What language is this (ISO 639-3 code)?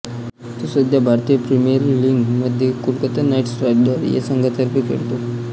mar